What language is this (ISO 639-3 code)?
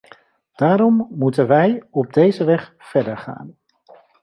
nld